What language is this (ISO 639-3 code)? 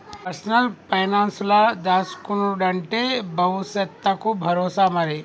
tel